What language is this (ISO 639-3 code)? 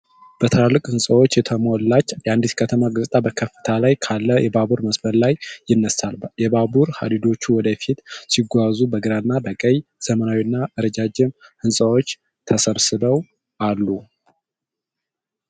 amh